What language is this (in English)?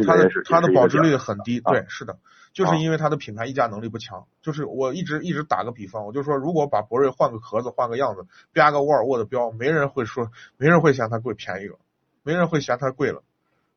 Chinese